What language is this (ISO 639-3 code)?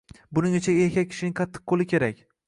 uzb